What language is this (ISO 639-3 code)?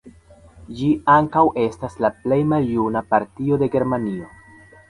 epo